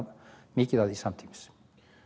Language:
Icelandic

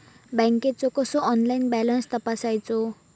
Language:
Marathi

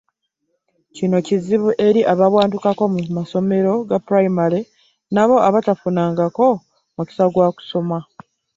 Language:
Ganda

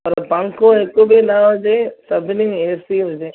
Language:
Sindhi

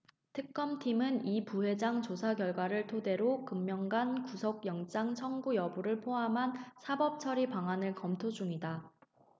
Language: Korean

